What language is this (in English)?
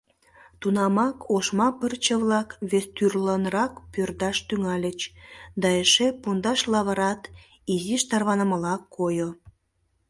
Mari